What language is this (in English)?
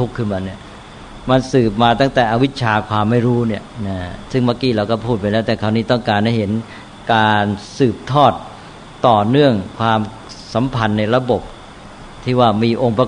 Thai